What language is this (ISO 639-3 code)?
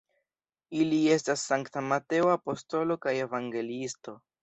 epo